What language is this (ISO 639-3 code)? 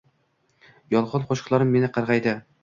uzb